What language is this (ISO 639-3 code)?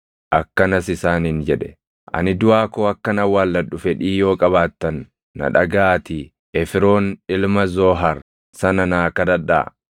orm